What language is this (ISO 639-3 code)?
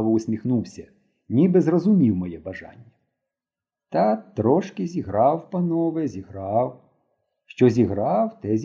ukr